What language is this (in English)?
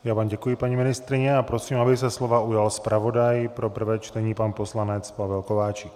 Czech